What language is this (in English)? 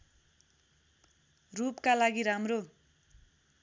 Nepali